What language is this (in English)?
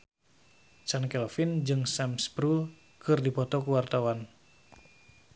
Sundanese